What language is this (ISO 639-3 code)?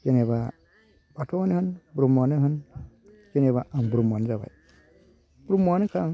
brx